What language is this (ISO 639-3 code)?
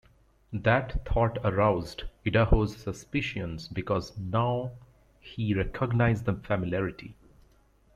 eng